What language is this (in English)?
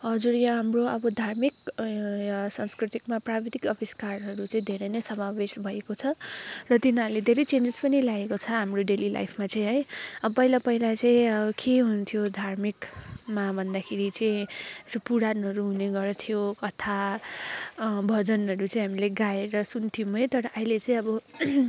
Nepali